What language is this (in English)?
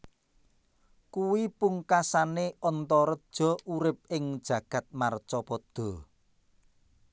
Javanese